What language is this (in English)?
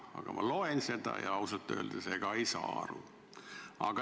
Estonian